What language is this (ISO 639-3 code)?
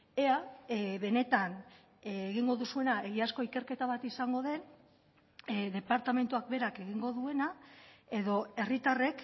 eus